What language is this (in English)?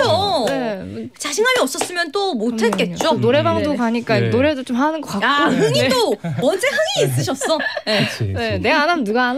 Korean